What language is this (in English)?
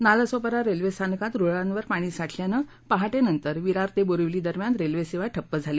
Marathi